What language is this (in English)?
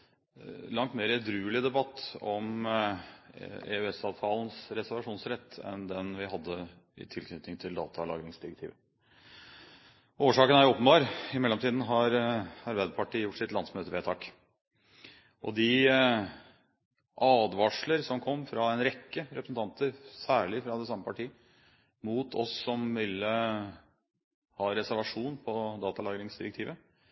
Norwegian Bokmål